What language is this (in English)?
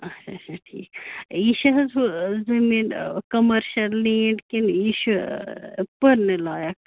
Kashmiri